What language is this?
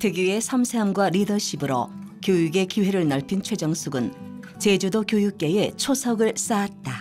Korean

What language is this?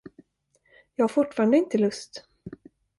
Swedish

